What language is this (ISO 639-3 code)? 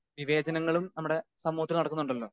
mal